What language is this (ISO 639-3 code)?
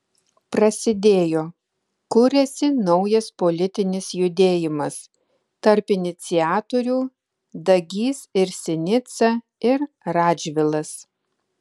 lit